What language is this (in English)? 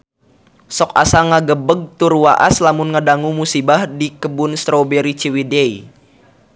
Sundanese